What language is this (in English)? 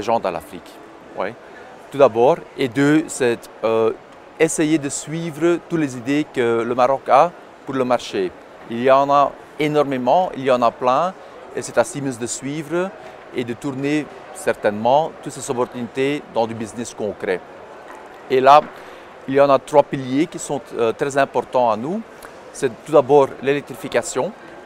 French